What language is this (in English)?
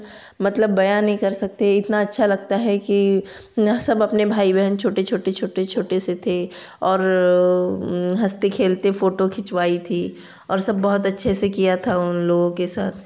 Hindi